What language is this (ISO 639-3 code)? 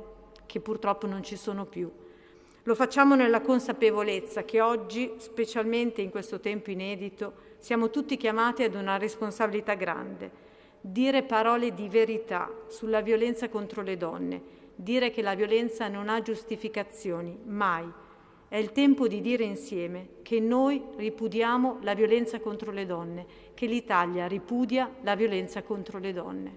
ita